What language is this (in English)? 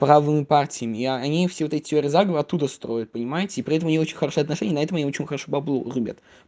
Russian